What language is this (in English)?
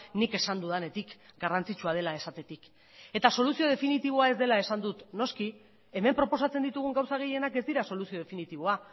Basque